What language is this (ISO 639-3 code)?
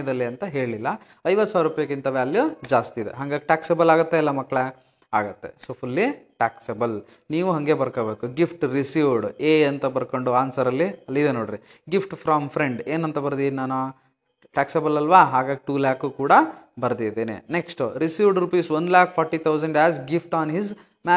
kan